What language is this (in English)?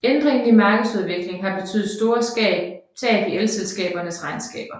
Danish